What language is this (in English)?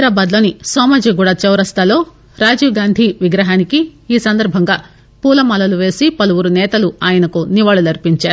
Telugu